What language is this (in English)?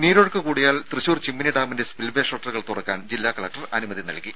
Malayalam